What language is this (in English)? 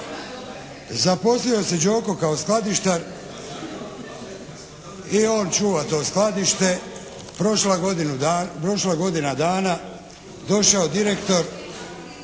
Croatian